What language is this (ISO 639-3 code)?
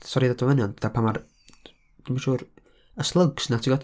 cym